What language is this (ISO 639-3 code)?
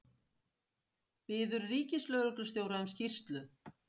isl